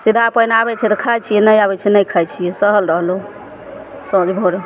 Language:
Maithili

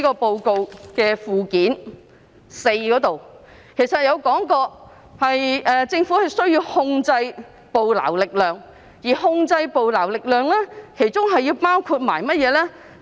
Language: Cantonese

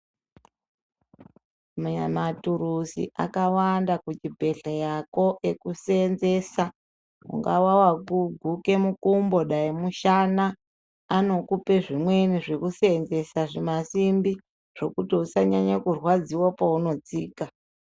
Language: Ndau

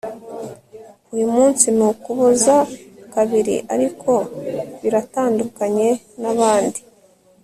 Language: Kinyarwanda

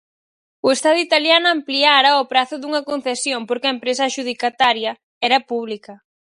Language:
Galician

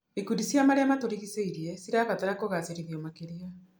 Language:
Kikuyu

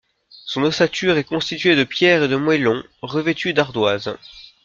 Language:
French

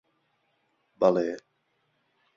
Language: Central Kurdish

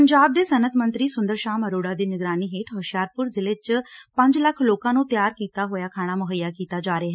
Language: Punjabi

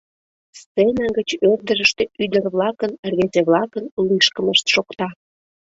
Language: Mari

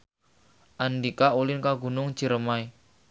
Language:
Sundanese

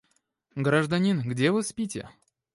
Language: Russian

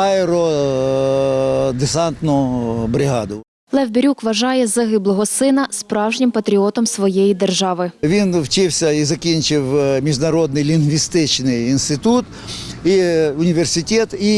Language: Ukrainian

